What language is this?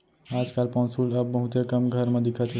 Chhattisgarhi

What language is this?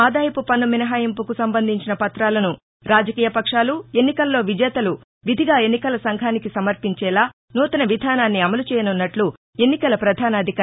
Telugu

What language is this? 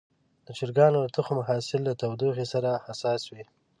Pashto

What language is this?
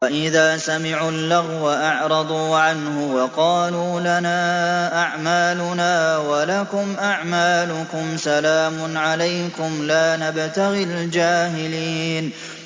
Arabic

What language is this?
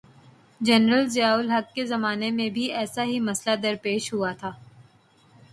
Urdu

